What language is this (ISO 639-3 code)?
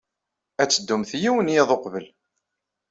kab